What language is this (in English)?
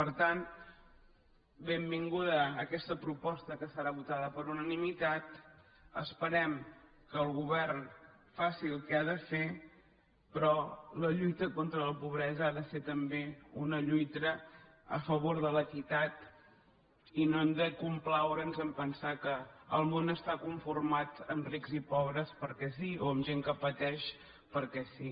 Catalan